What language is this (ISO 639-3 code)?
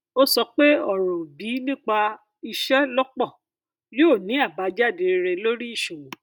yor